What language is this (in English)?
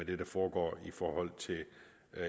Danish